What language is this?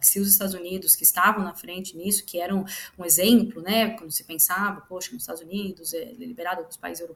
Portuguese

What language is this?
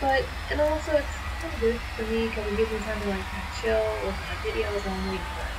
English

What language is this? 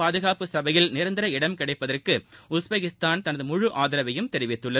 Tamil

